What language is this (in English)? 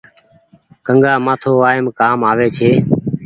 Goaria